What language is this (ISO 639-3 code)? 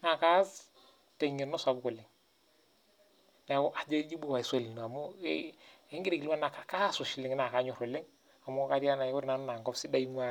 mas